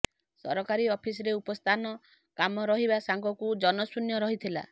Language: Odia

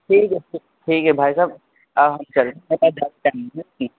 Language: Urdu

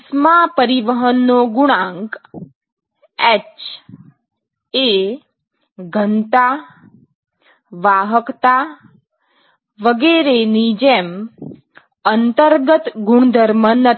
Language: Gujarati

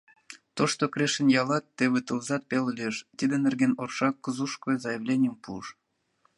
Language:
Mari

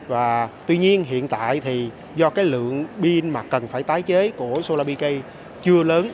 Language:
Vietnamese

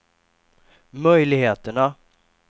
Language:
Swedish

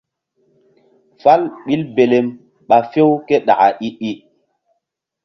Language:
Mbum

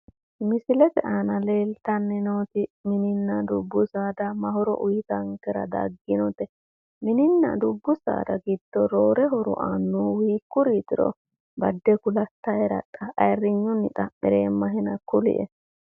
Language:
Sidamo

